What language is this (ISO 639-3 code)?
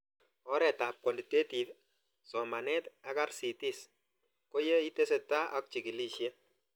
kln